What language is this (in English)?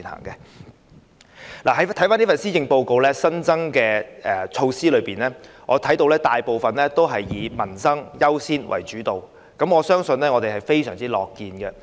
Cantonese